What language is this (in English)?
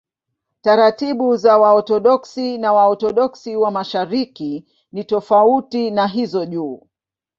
Swahili